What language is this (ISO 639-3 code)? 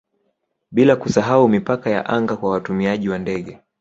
swa